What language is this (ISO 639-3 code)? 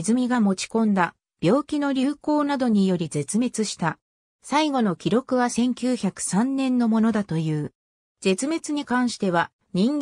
jpn